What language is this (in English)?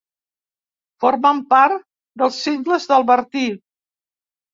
Catalan